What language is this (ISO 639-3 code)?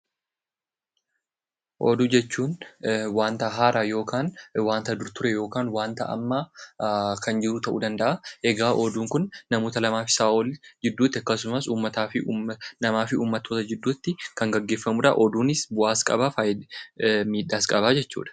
orm